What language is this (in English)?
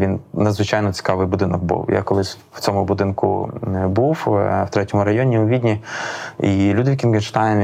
Ukrainian